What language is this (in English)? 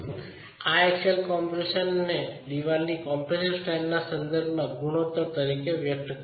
Gujarati